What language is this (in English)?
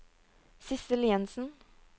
Norwegian